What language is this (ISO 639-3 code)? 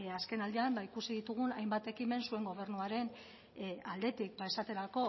eus